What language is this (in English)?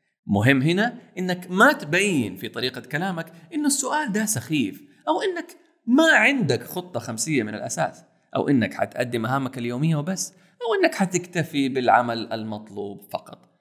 Arabic